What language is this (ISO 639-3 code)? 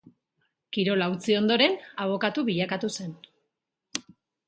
eus